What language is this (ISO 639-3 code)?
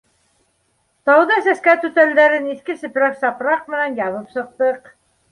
bak